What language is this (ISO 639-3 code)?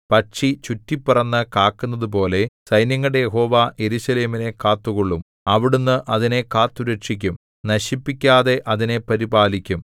mal